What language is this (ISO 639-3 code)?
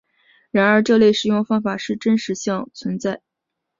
zho